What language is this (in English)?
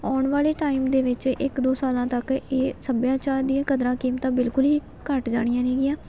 Punjabi